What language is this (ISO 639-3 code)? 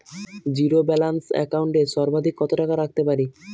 ben